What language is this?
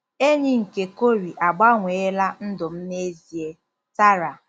Igbo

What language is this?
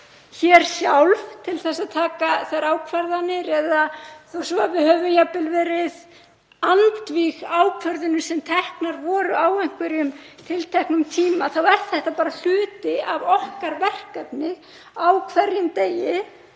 Icelandic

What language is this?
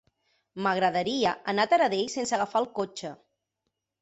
Catalan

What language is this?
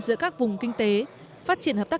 Vietnamese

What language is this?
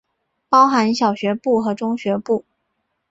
Chinese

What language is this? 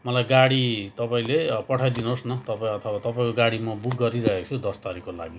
Nepali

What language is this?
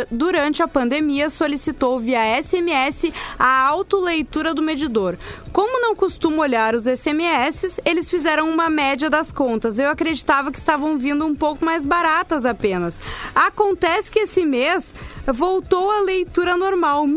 Portuguese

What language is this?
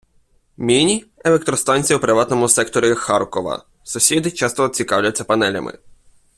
Ukrainian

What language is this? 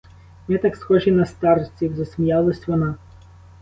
Ukrainian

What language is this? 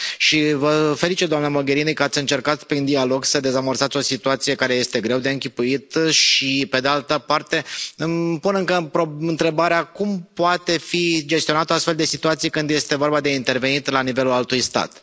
Romanian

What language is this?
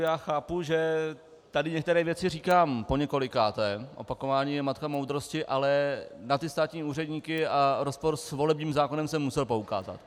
Czech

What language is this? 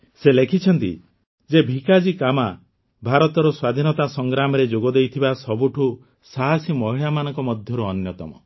Odia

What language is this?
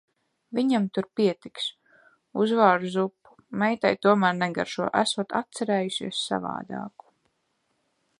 Latvian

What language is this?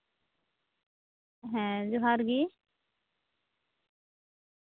Santali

